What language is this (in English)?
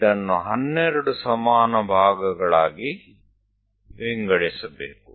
Kannada